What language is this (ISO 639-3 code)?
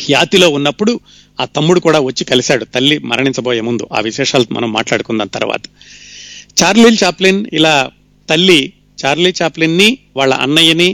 tel